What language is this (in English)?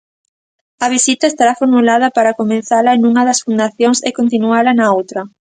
Galician